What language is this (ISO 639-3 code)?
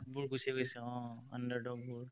asm